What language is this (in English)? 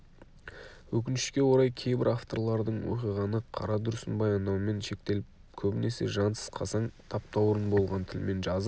Kazakh